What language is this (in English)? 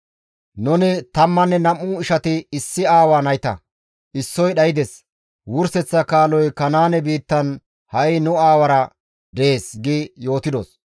Gamo